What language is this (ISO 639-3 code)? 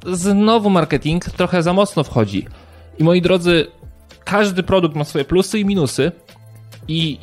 pol